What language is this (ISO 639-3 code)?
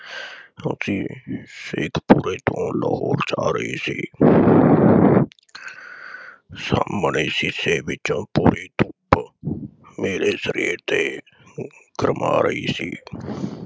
pan